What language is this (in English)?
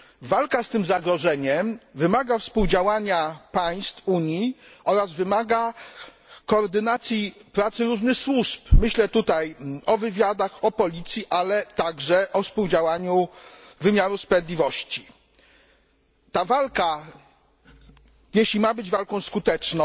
Polish